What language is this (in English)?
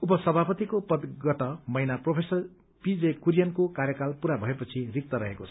Nepali